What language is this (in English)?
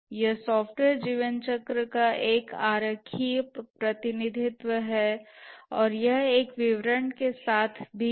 Hindi